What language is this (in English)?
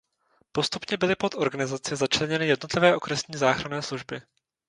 Czech